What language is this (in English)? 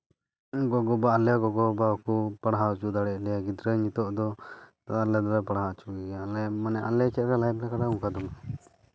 Santali